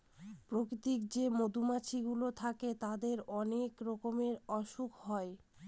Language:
Bangla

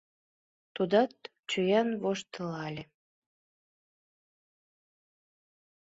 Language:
Mari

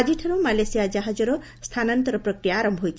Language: Odia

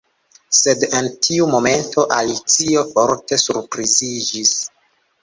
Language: Esperanto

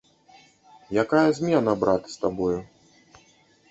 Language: Belarusian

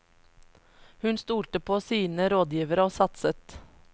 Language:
Norwegian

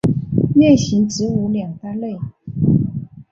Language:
Chinese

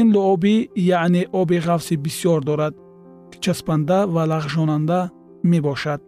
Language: Persian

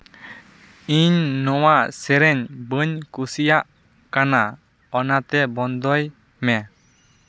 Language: Santali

